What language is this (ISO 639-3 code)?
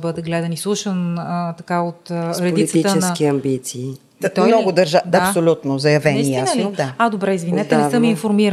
bul